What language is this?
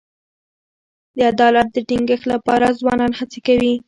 Pashto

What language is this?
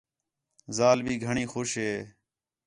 Khetrani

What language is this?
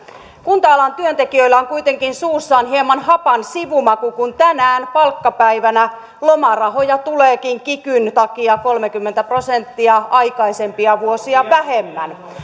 Finnish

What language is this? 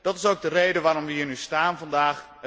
Dutch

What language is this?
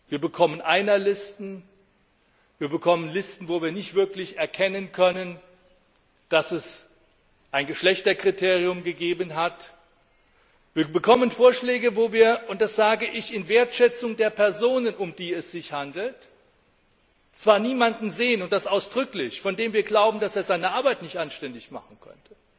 German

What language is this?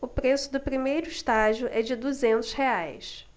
Portuguese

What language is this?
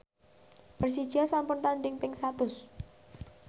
Javanese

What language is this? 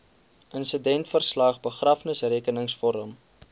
Afrikaans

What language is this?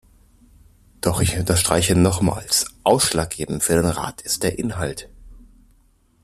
German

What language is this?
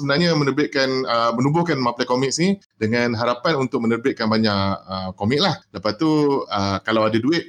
Malay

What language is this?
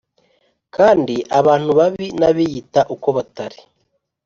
Kinyarwanda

